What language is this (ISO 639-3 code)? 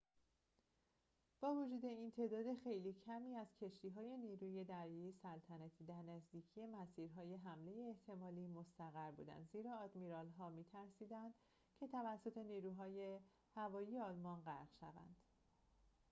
fas